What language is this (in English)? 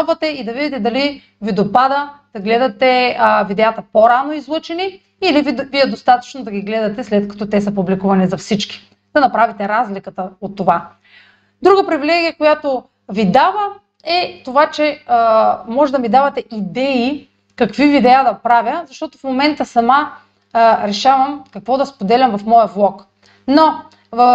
Bulgarian